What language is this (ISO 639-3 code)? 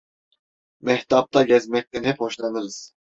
tur